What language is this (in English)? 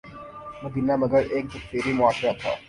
Urdu